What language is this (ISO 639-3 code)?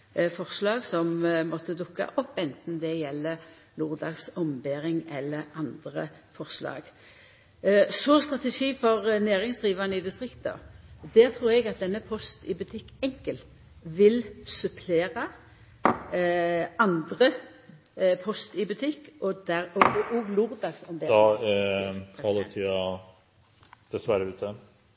nno